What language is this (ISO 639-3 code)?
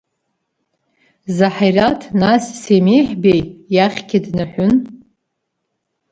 abk